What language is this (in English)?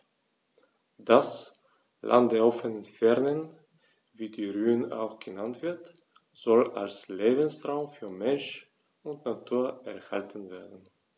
German